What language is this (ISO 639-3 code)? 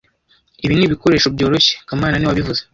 kin